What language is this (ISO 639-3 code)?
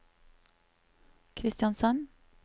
nor